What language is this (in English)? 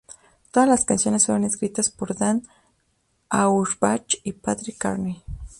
Spanish